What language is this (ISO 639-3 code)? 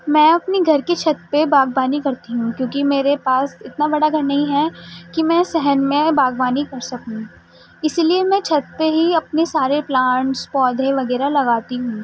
urd